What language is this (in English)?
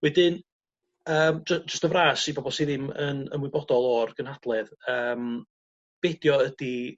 Welsh